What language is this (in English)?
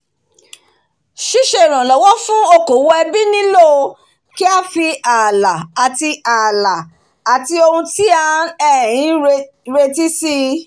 Yoruba